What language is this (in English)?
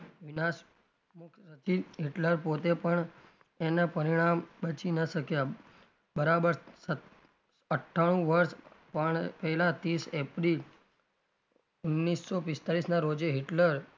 Gujarati